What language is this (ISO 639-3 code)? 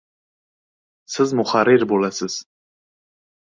uzb